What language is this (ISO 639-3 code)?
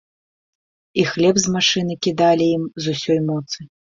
bel